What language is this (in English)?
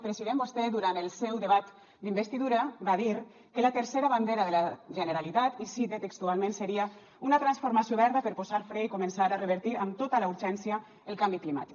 Catalan